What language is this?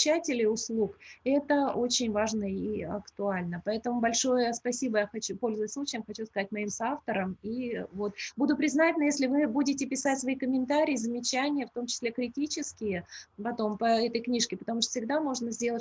Russian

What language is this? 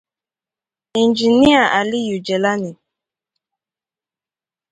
Igbo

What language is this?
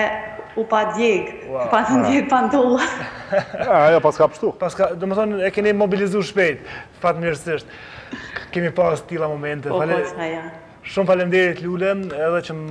Romanian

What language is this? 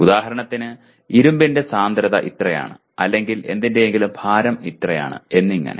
Malayalam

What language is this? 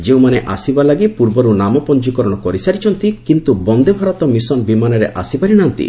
Odia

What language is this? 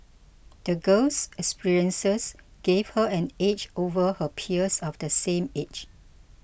English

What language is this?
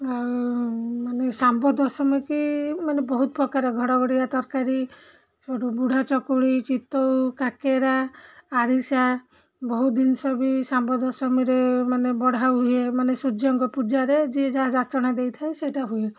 Odia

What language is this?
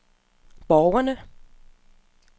Danish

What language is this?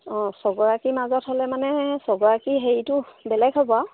Assamese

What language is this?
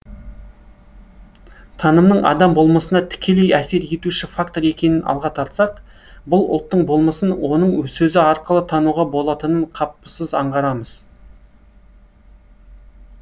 Kazakh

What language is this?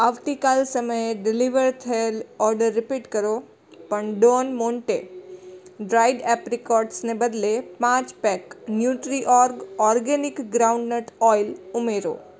Gujarati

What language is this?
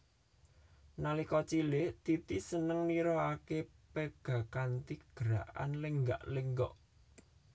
Javanese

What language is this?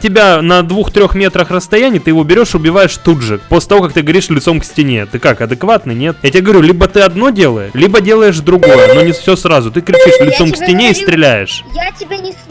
Russian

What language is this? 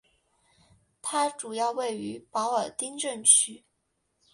Chinese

